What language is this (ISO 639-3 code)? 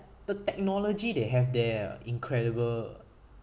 eng